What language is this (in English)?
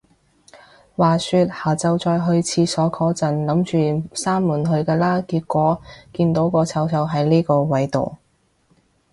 Cantonese